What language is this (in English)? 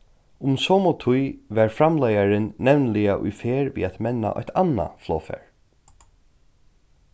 Faroese